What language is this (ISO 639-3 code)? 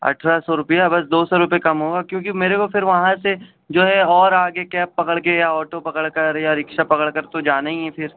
urd